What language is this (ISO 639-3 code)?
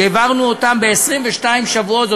heb